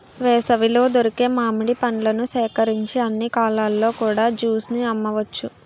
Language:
Telugu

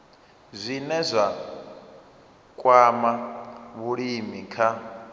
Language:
Venda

